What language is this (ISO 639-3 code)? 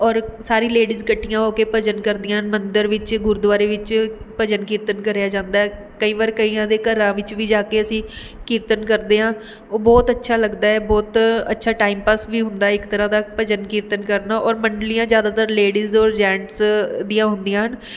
pan